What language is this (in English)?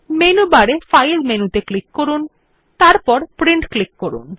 Bangla